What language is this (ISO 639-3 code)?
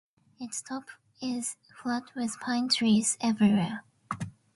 eng